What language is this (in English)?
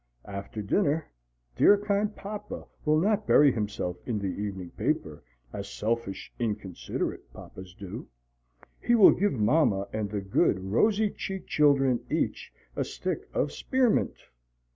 English